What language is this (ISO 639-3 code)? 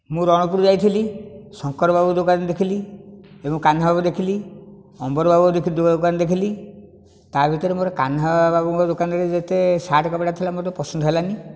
ori